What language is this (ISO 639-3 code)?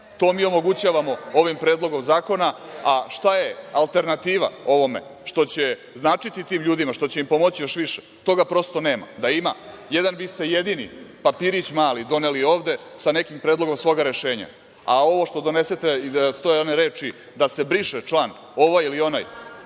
srp